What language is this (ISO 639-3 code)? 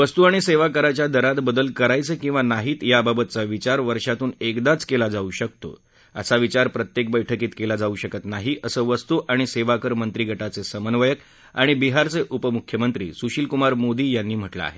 mar